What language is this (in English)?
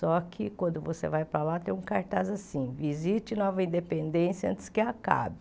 Portuguese